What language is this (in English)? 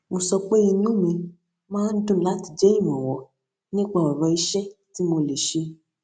Yoruba